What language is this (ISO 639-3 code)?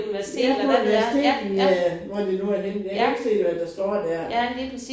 dan